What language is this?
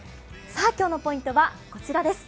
Japanese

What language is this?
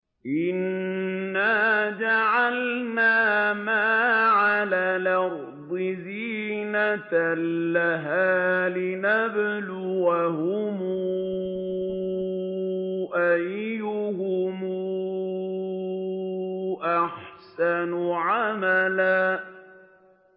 Arabic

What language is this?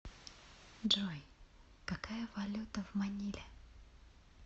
Russian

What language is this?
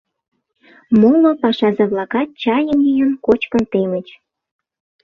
Mari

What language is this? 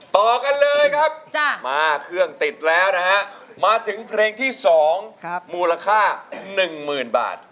Thai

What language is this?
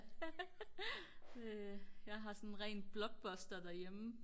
Danish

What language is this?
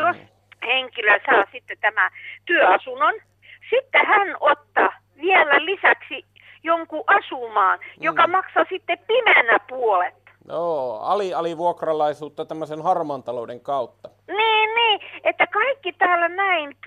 Finnish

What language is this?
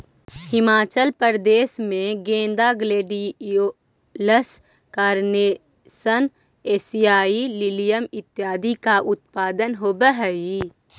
Magahi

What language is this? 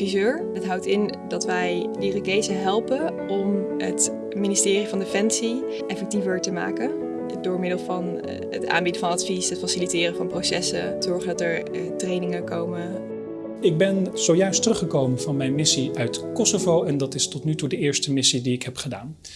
Dutch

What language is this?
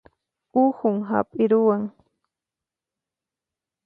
Puno Quechua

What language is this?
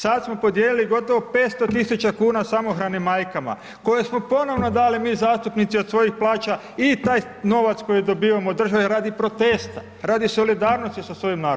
Croatian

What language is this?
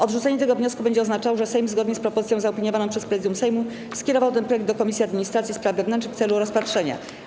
Polish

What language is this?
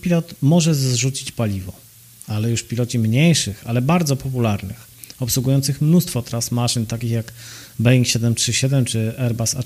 Polish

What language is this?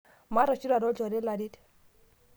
Masai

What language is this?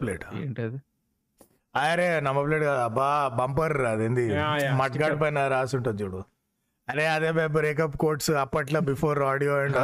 Telugu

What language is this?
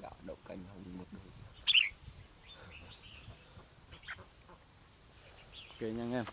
Vietnamese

